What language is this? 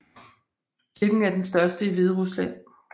Danish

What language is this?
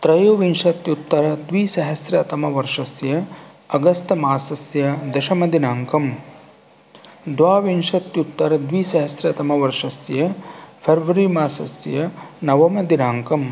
Sanskrit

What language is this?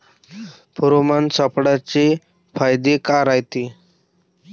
Marathi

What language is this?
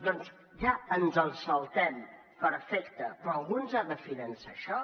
Catalan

